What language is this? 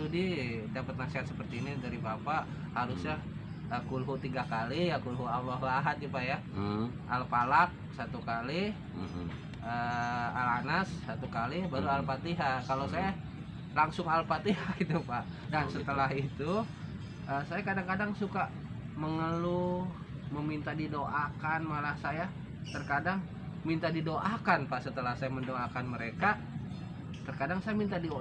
Indonesian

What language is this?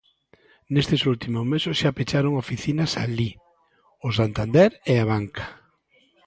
Galician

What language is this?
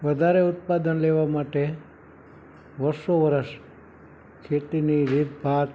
Gujarati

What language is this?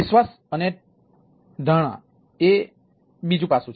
Gujarati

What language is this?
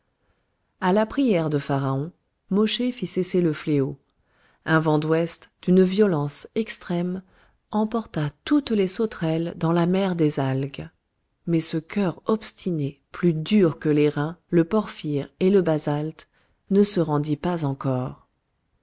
French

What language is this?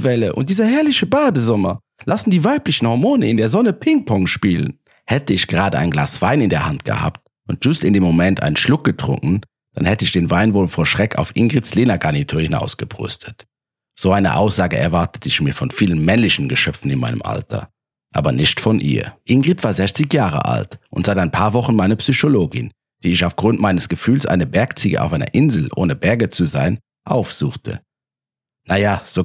German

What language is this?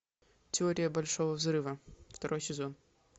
Russian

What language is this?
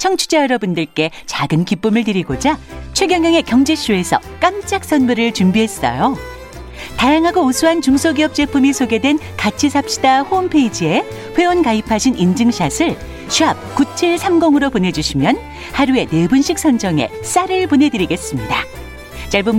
Korean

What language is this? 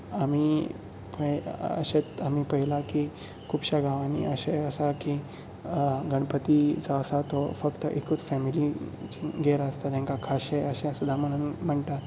Konkani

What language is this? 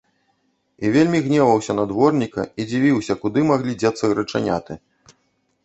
Belarusian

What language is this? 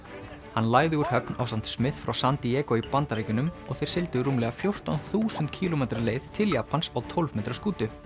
Icelandic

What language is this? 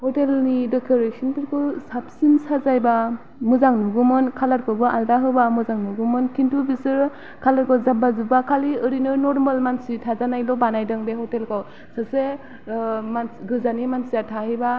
Bodo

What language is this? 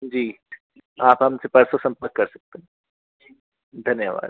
Hindi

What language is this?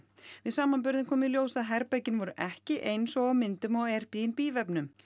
Icelandic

